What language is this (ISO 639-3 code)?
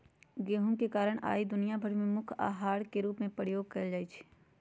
mag